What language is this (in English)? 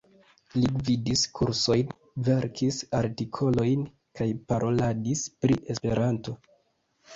Esperanto